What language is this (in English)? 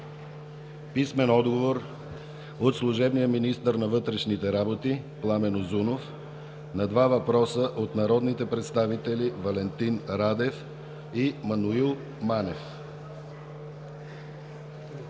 Bulgarian